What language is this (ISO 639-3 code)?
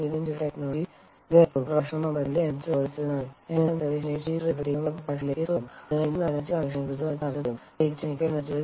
mal